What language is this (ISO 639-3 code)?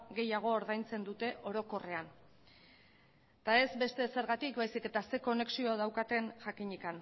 eus